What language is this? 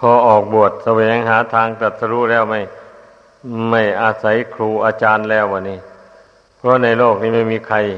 Thai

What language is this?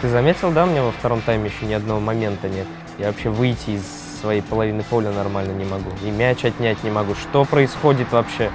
Russian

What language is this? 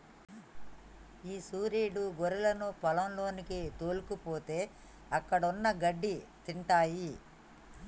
Telugu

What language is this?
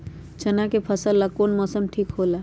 Magahi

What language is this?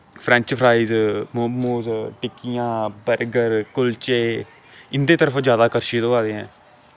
Dogri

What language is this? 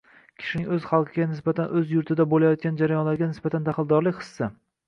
Uzbek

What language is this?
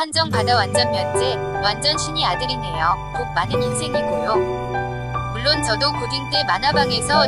Korean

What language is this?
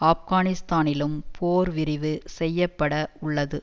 Tamil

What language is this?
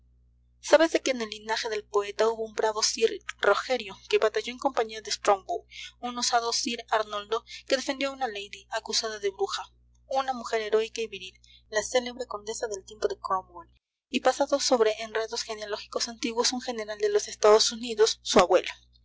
Spanish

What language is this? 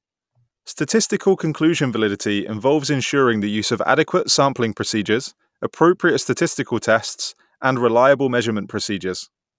English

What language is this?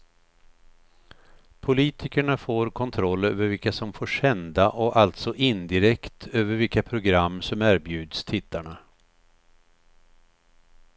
Swedish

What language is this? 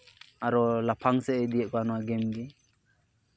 Santali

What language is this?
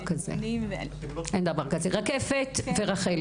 Hebrew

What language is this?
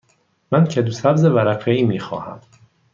Persian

